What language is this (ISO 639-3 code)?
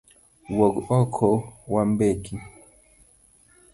luo